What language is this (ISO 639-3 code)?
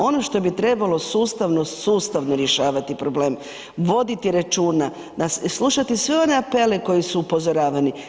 hrv